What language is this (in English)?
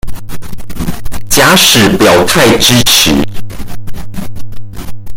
Chinese